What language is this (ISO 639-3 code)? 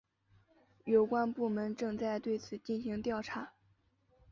zho